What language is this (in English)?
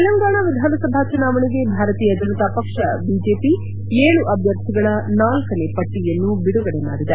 Kannada